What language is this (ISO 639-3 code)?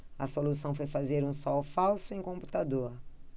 por